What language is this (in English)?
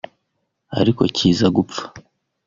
Kinyarwanda